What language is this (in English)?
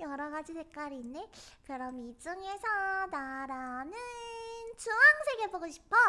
Korean